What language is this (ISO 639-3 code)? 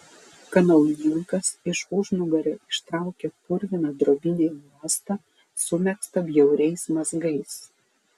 lit